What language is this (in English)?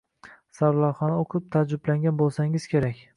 Uzbek